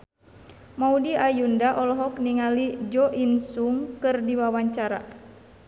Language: Sundanese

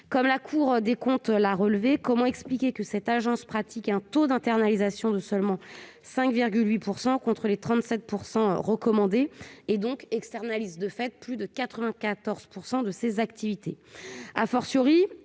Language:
French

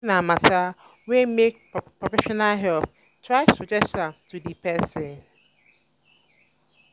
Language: Nigerian Pidgin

